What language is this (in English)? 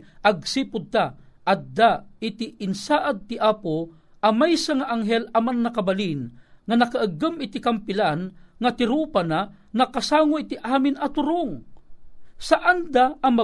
Filipino